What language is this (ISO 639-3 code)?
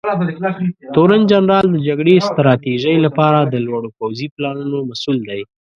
pus